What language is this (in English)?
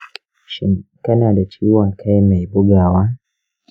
Hausa